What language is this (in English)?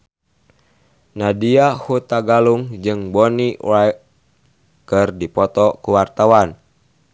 Sundanese